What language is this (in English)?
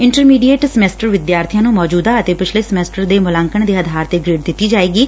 Punjabi